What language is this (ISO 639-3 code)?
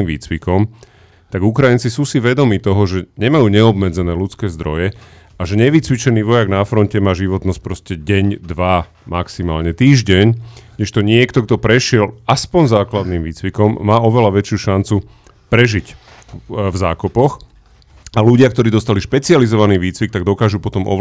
slk